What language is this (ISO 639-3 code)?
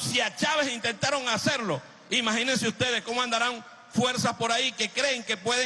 spa